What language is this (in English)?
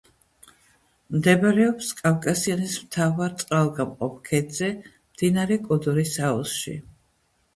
Georgian